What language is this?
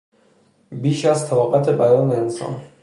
Persian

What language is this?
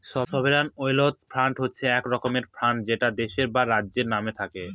Bangla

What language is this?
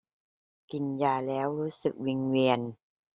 Thai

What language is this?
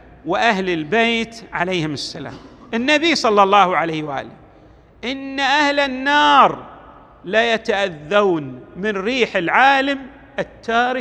Arabic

